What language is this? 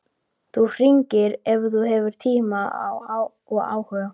Icelandic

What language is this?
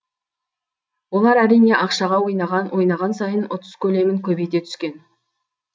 Kazakh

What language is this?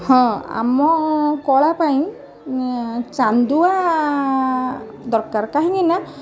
Odia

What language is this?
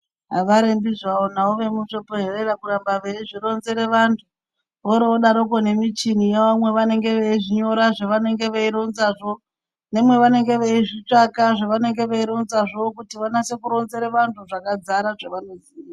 Ndau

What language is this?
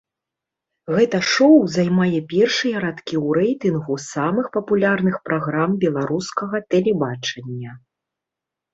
Belarusian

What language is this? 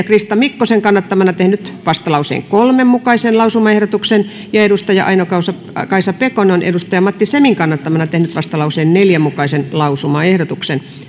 Finnish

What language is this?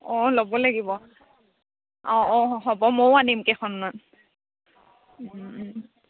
Assamese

